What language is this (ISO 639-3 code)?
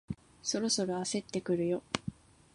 jpn